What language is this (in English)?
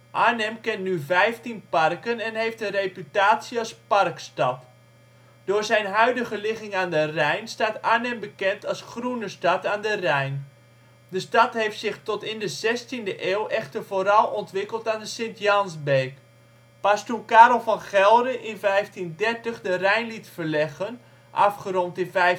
Dutch